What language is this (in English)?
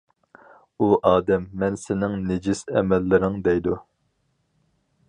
Uyghur